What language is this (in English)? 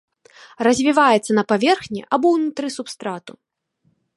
Belarusian